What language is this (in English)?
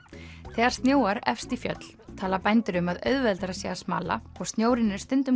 Icelandic